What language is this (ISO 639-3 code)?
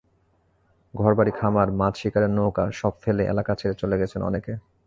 ben